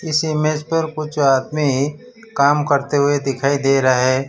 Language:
Hindi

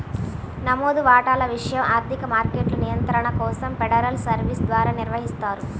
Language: Telugu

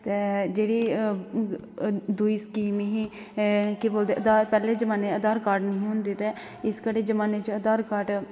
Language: Dogri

